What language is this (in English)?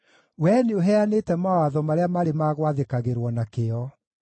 Kikuyu